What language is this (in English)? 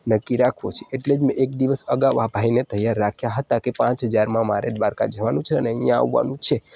Gujarati